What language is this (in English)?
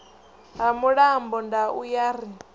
Venda